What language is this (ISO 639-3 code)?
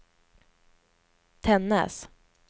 swe